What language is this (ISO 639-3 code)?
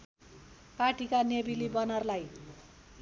nep